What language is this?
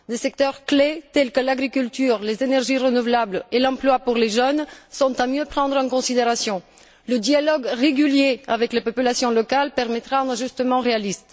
French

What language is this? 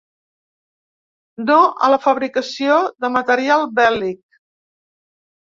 Catalan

